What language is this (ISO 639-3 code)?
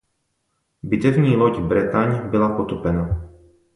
ces